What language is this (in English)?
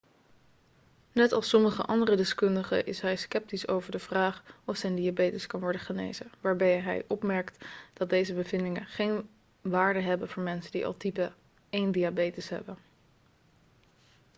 Dutch